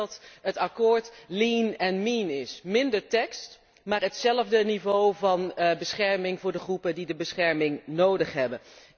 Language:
Dutch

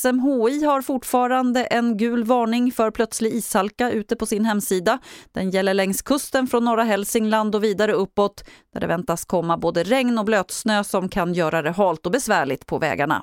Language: Swedish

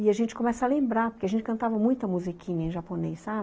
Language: Portuguese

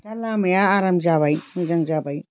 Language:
Bodo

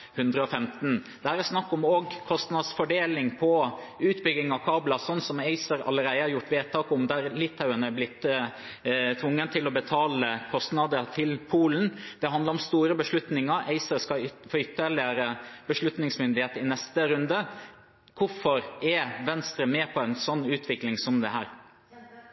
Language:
Norwegian Bokmål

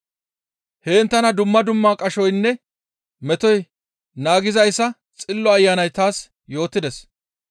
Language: Gamo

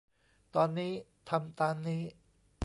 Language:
Thai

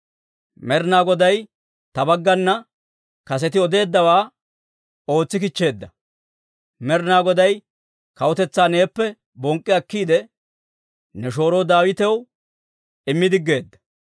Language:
Dawro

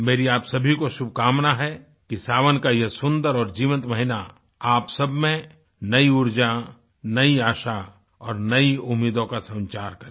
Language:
Hindi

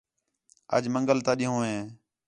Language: Khetrani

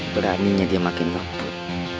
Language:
Indonesian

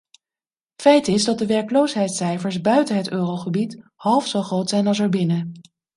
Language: Dutch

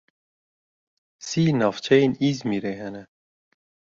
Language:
Kurdish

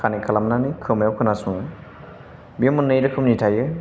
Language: Bodo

